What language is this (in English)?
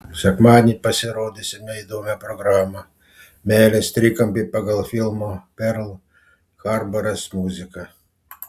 Lithuanian